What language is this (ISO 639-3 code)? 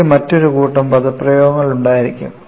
mal